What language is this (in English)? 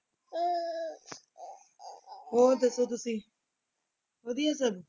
Punjabi